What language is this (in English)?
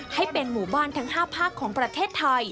Thai